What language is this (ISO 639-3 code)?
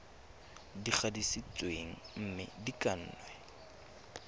tsn